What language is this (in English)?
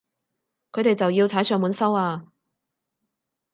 Cantonese